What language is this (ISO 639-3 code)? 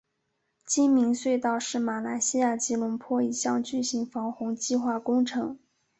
zho